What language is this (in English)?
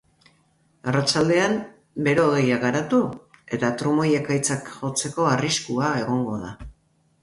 Basque